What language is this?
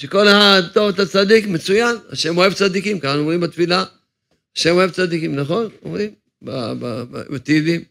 Hebrew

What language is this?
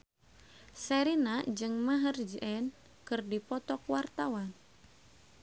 Sundanese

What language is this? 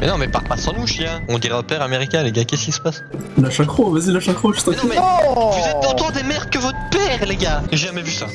French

